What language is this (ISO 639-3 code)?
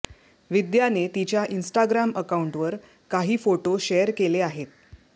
mar